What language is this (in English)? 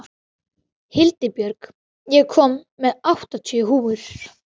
Icelandic